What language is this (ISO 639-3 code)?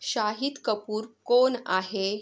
mar